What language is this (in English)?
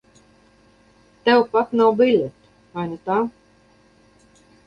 Latvian